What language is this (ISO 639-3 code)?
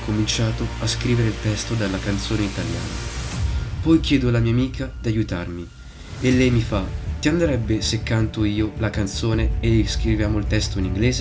ita